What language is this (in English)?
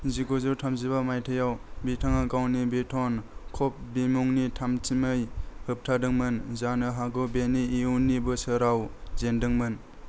Bodo